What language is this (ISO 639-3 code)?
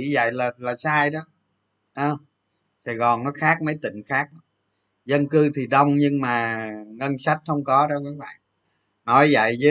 vie